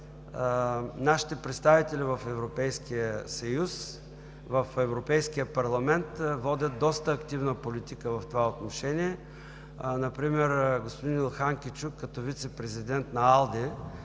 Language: Bulgarian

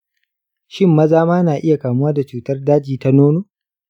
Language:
Hausa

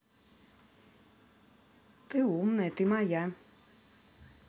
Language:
Russian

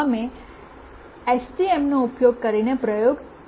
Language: Gujarati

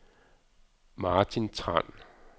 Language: Danish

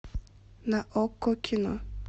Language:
Russian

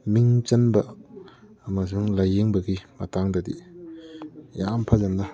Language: Manipuri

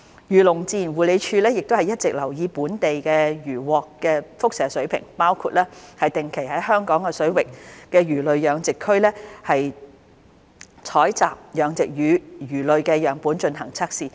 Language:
Cantonese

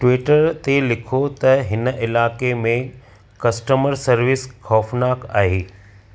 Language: Sindhi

